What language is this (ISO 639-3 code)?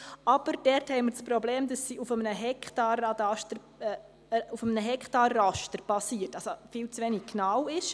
gsw